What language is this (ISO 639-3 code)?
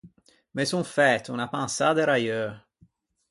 lij